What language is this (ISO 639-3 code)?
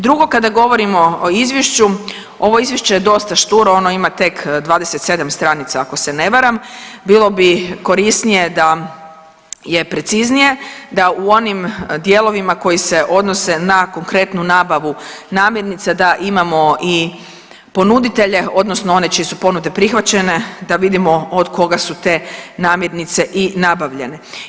hrv